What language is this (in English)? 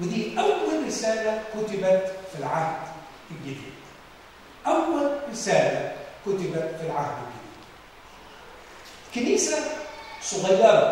Arabic